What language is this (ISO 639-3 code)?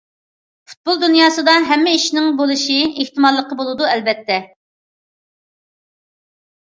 uig